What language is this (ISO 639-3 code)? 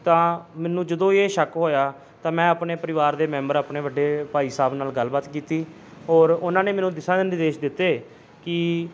pan